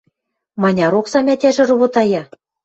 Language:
Western Mari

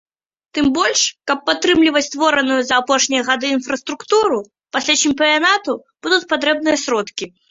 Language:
Belarusian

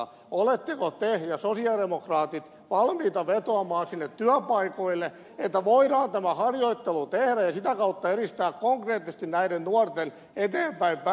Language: Finnish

